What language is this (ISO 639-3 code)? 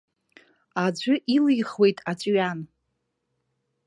abk